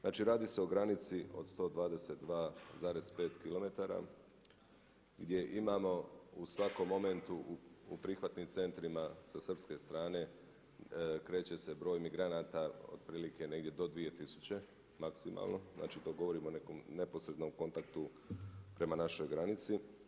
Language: Croatian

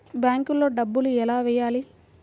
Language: Telugu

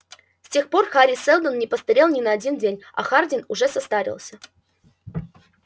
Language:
Russian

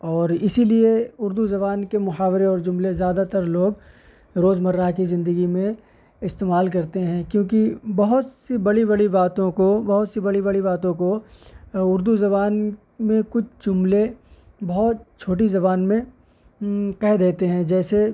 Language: Urdu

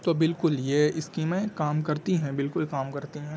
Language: Urdu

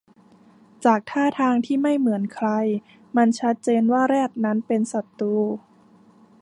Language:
Thai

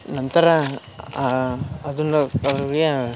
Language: Kannada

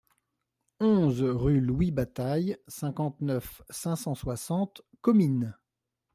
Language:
French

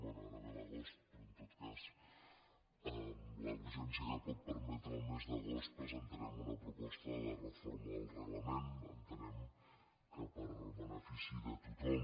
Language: Catalan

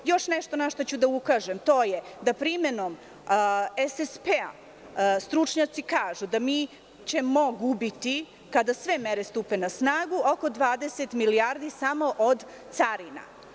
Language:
Serbian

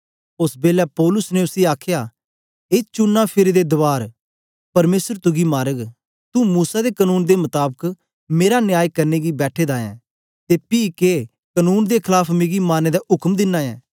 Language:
Dogri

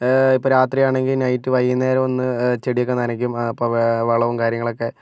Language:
Malayalam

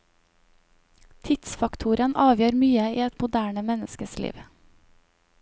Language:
Norwegian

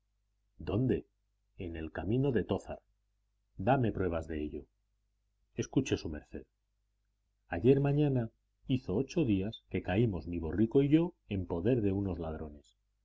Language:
Spanish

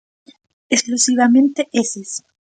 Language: Galician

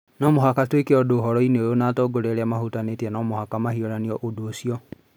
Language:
Kikuyu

